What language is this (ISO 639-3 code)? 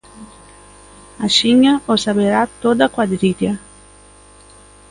glg